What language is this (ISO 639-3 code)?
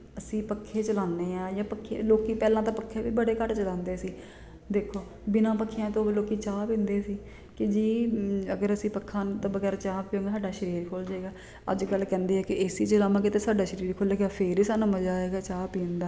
pan